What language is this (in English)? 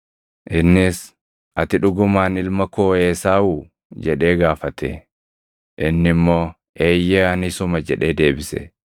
Oromo